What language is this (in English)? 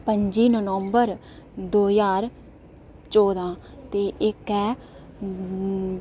Dogri